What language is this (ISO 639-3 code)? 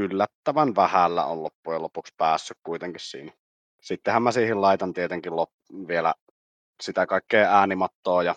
fin